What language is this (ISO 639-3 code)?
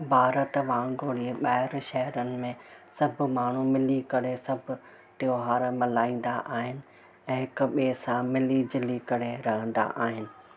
snd